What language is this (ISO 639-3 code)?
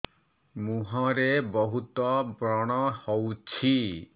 ori